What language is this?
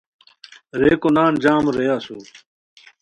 Khowar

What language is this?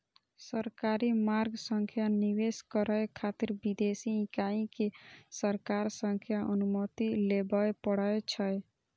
Maithili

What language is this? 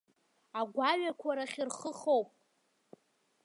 Abkhazian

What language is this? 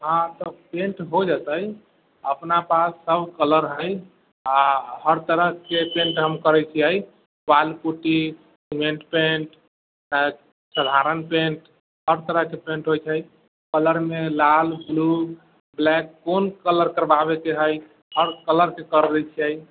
Maithili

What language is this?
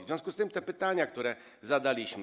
Polish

